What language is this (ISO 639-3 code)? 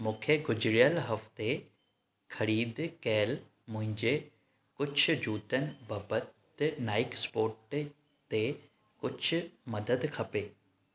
snd